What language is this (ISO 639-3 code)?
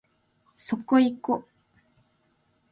jpn